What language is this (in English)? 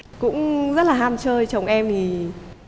Vietnamese